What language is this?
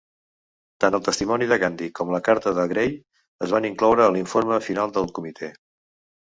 Catalan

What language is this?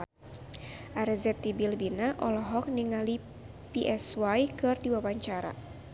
Sundanese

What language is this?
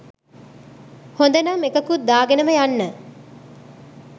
Sinhala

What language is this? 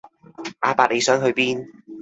Cantonese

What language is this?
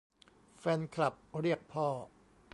Thai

